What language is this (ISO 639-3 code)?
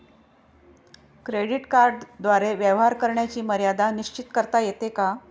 mar